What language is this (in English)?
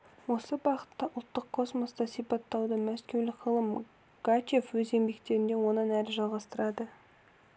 Kazakh